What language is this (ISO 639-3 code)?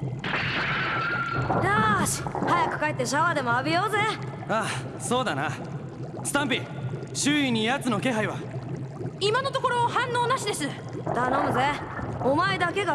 jpn